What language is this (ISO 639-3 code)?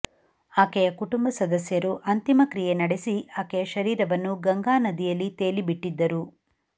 kan